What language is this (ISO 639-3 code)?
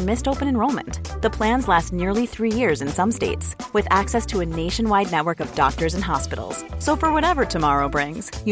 swe